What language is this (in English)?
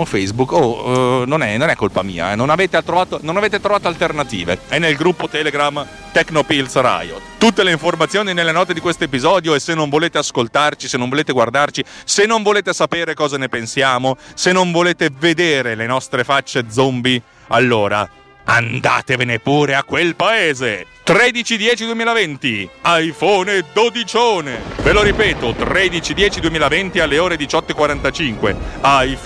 Italian